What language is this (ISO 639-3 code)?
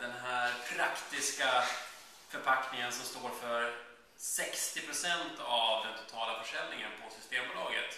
swe